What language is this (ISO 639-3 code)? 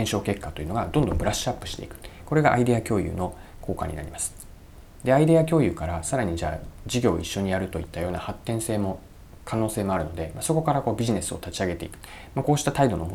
jpn